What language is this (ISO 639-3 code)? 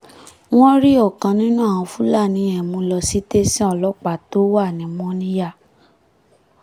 yor